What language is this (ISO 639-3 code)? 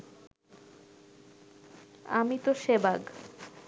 ben